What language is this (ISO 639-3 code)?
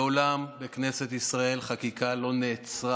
heb